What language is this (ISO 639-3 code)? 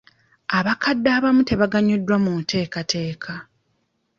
lug